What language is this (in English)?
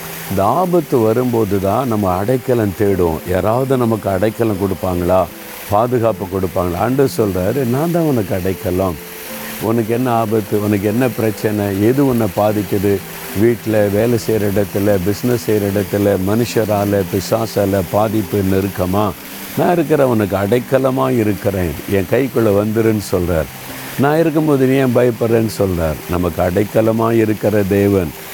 Tamil